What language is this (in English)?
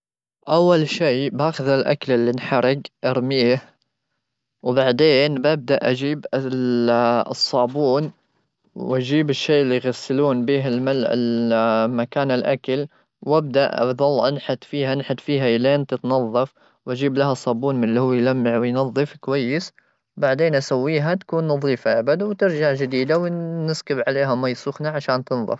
Gulf Arabic